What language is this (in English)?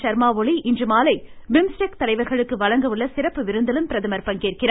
Tamil